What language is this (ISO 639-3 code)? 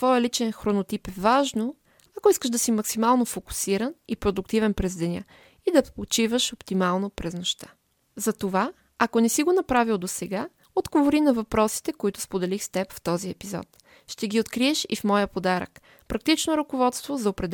bul